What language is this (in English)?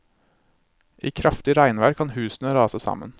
Norwegian